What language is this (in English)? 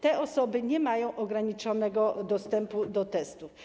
Polish